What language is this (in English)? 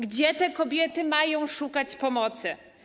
Polish